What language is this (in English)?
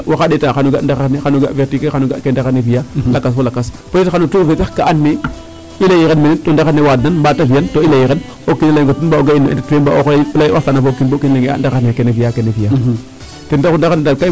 Serer